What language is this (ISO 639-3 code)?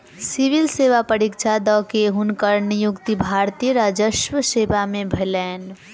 mai